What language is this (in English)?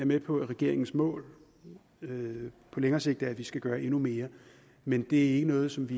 Danish